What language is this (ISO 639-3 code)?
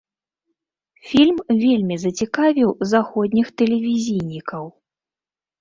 bel